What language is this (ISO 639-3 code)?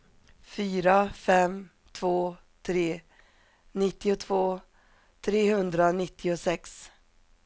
swe